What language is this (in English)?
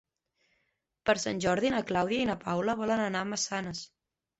Catalan